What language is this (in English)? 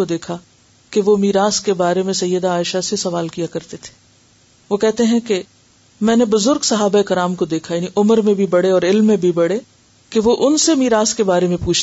Urdu